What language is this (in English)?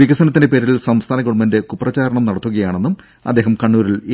Malayalam